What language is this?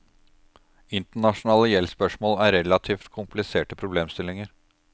Norwegian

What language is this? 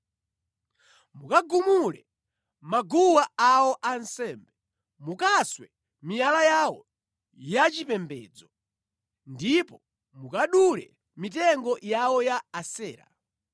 Nyanja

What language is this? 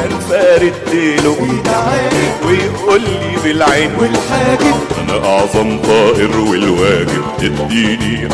Arabic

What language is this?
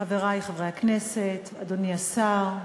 Hebrew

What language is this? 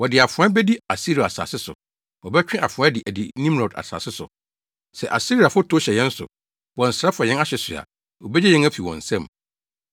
Akan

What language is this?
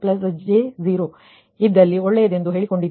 Kannada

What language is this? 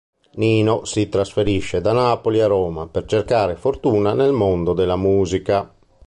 Italian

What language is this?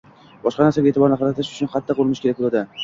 Uzbek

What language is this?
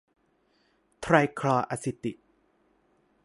Thai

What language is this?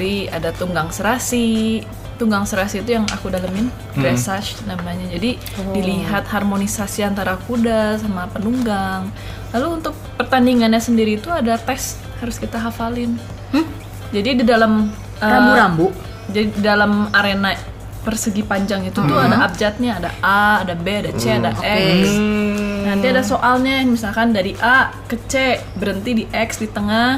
Indonesian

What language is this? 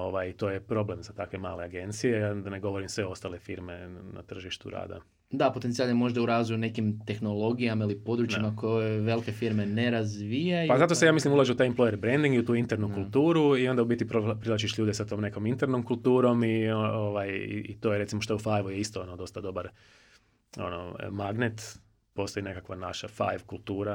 Croatian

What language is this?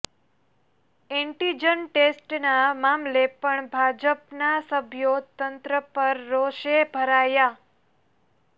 Gujarati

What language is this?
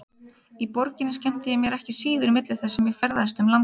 Icelandic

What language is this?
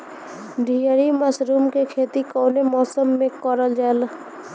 Bhojpuri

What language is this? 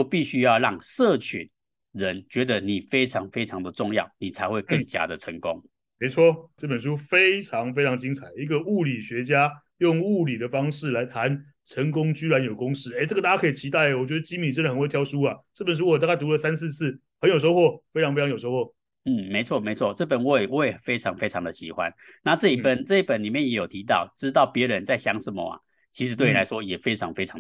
Chinese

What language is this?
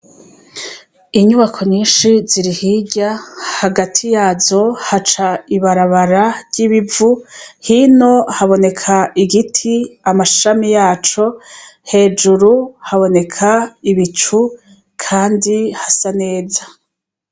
Rundi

